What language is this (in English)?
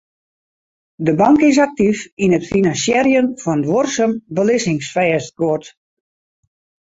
Western Frisian